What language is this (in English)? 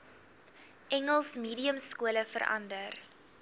Afrikaans